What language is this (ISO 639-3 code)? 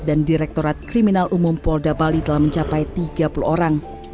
ind